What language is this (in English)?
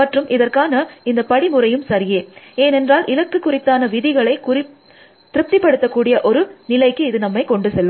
Tamil